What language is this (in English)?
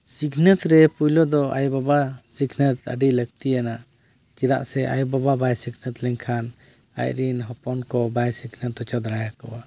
Santali